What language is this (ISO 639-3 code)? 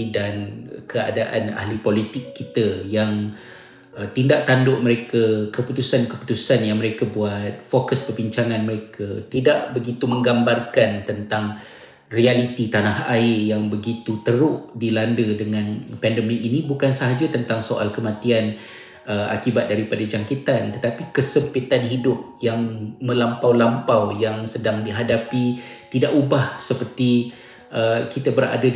msa